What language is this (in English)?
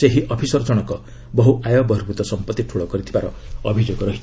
Odia